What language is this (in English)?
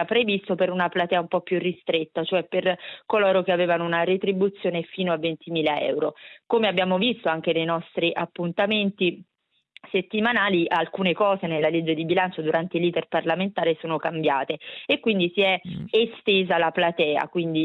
Italian